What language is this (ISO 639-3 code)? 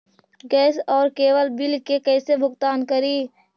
mag